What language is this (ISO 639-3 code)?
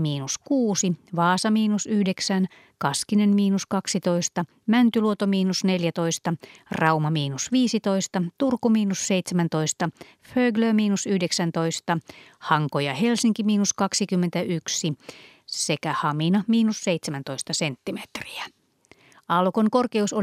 fin